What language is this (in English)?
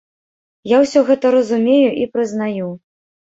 Belarusian